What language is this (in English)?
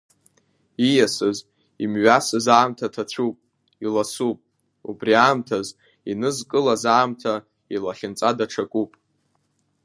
Abkhazian